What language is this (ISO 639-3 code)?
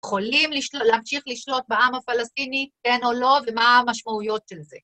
heb